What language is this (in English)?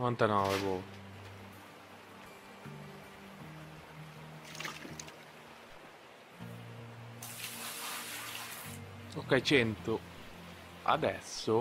Italian